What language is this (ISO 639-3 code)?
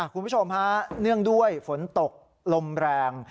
tha